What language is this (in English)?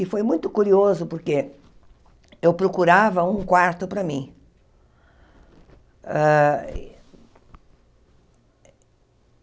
Portuguese